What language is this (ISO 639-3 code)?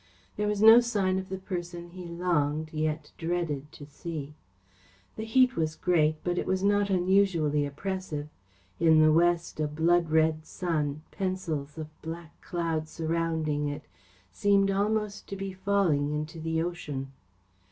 eng